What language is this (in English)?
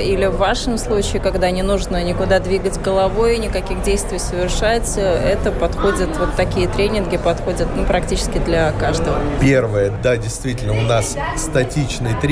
Russian